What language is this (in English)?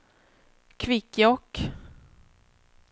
Swedish